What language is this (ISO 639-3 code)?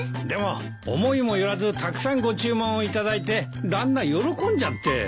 jpn